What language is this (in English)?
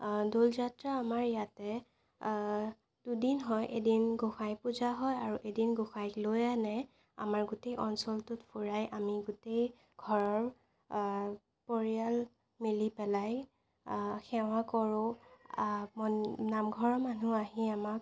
Assamese